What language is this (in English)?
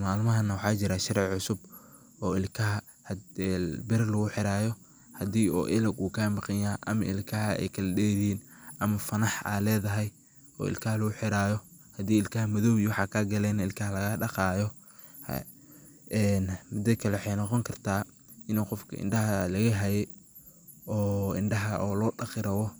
Somali